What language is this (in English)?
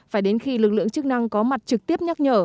Vietnamese